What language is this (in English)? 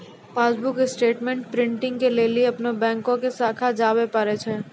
Maithili